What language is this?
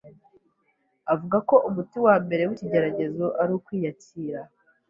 Kinyarwanda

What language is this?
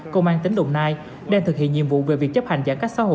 Vietnamese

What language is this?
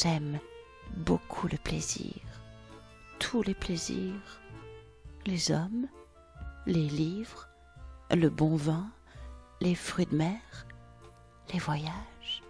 French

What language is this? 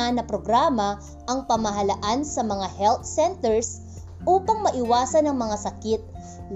Filipino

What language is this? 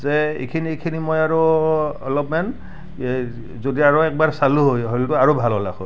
Assamese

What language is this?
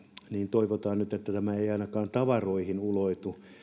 Finnish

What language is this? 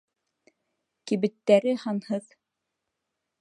Bashkir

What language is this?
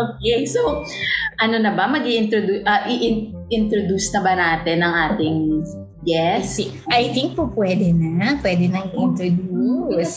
Filipino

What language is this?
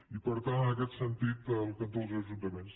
Catalan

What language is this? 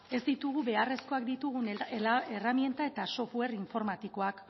Basque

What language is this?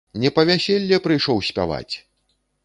Belarusian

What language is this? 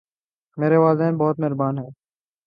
Urdu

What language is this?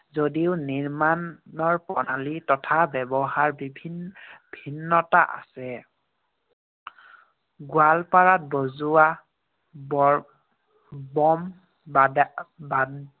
Assamese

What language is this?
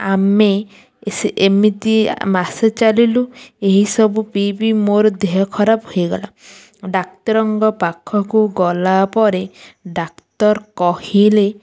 Odia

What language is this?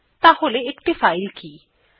Bangla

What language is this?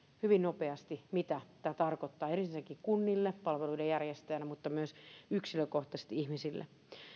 Finnish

